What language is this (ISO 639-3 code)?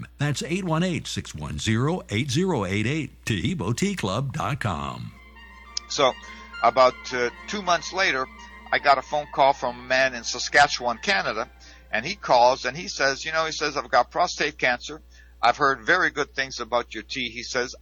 eng